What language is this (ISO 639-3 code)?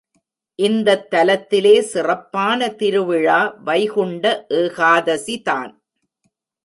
tam